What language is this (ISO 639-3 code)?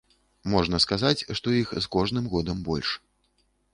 bel